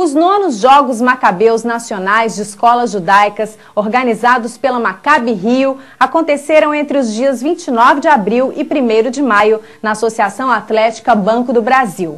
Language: Portuguese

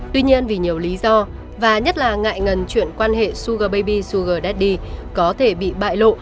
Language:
Vietnamese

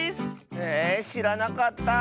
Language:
Japanese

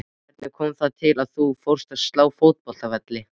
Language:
Icelandic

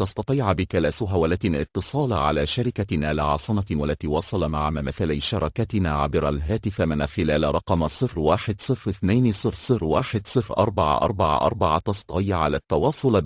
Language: Arabic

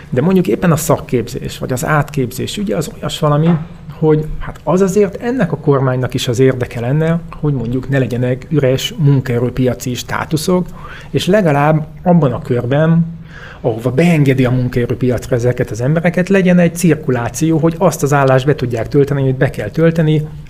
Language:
Hungarian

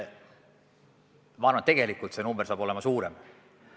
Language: Estonian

